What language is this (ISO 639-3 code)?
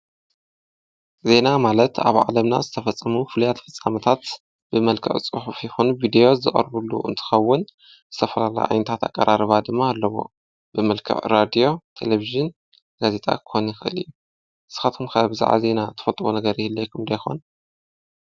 tir